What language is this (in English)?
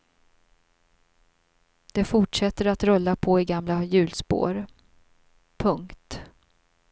Swedish